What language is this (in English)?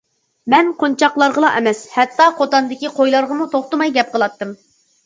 Uyghur